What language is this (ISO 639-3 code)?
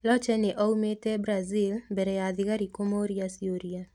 kik